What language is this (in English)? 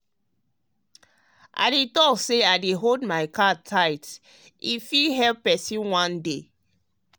Nigerian Pidgin